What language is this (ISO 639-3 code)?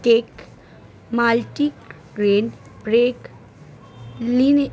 ben